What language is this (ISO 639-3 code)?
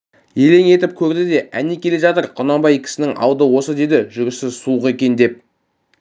kaz